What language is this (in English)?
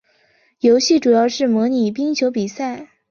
Chinese